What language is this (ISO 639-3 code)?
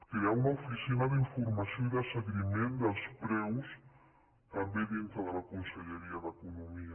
cat